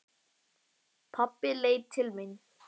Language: Icelandic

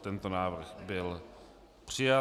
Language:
Czech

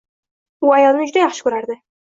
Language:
Uzbek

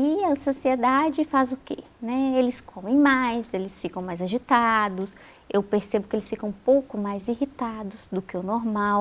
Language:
Portuguese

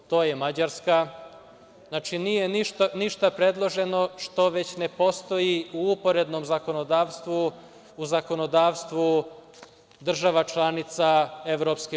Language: Serbian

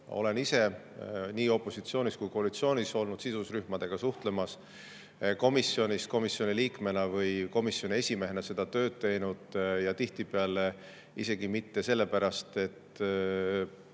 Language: Estonian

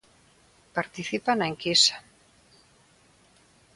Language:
Galician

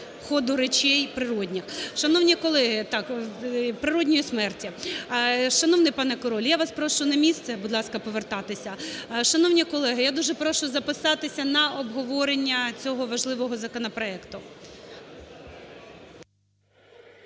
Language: Ukrainian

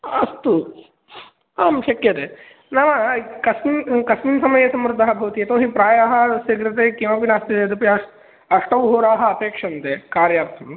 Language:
Sanskrit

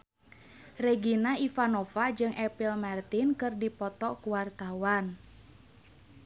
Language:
Sundanese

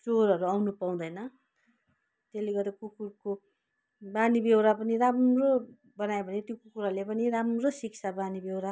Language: Nepali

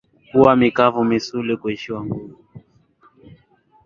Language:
Swahili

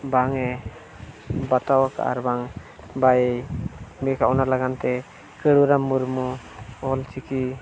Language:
Santali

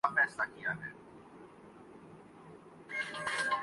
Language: Urdu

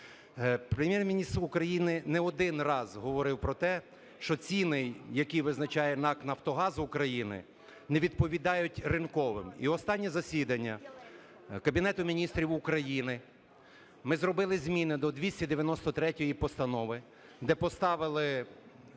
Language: Ukrainian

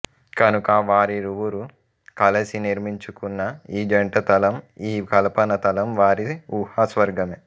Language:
Telugu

